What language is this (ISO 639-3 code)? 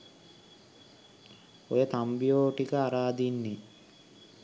sin